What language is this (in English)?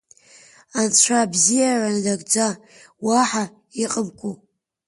Abkhazian